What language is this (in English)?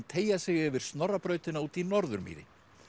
Icelandic